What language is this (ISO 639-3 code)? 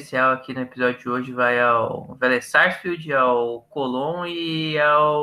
por